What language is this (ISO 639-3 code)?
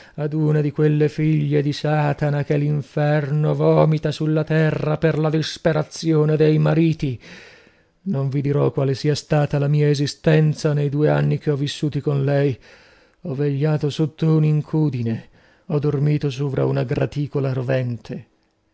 ita